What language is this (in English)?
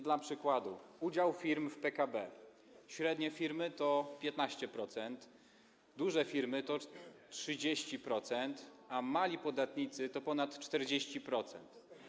Polish